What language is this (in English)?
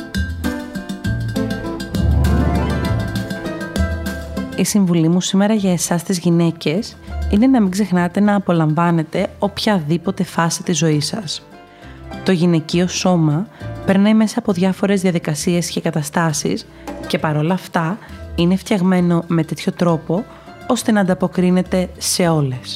Greek